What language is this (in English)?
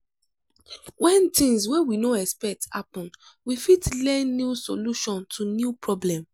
Nigerian Pidgin